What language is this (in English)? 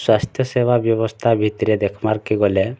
Odia